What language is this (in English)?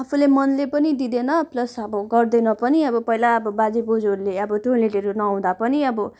Nepali